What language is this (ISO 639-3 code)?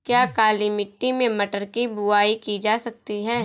hin